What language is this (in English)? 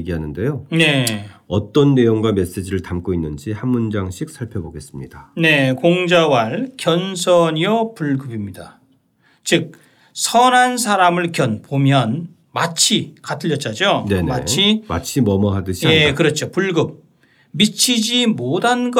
Korean